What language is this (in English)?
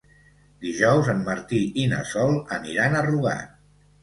Catalan